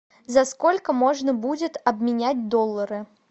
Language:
Russian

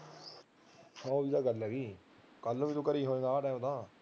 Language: Punjabi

